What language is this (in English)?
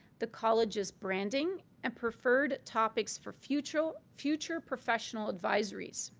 English